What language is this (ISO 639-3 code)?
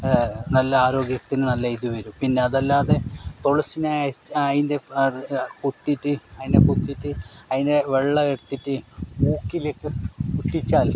mal